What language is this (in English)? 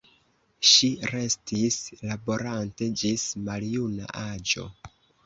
Esperanto